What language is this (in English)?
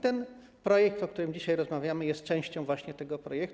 Polish